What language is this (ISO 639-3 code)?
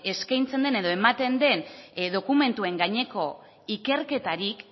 eus